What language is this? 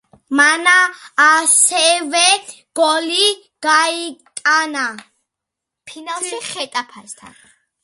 Georgian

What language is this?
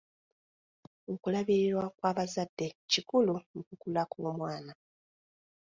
Ganda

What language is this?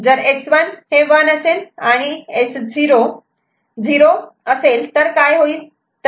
Marathi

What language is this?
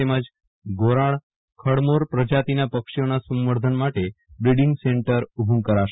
Gujarati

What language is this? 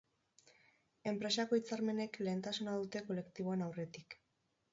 Basque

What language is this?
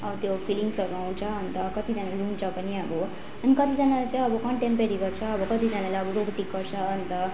Nepali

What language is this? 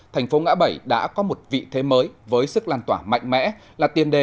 Vietnamese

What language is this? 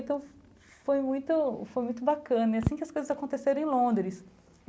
Portuguese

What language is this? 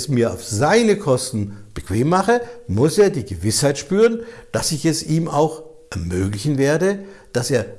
German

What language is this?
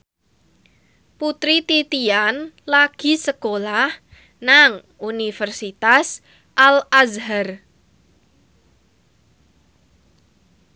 Javanese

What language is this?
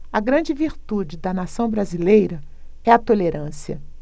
Portuguese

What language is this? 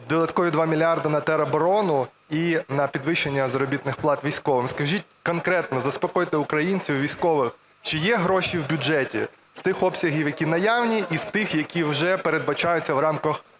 Ukrainian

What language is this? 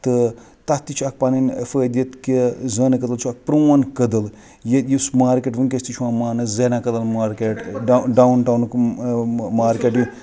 Kashmiri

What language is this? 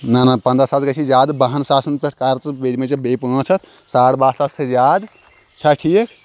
Kashmiri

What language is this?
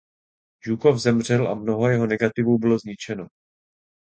Czech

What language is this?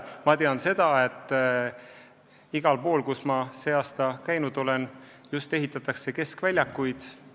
Estonian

